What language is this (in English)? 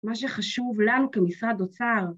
Hebrew